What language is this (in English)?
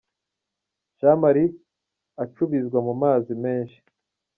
Kinyarwanda